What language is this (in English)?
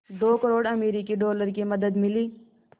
Hindi